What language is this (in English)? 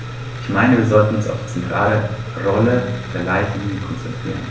German